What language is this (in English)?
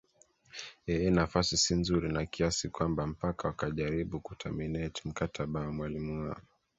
Swahili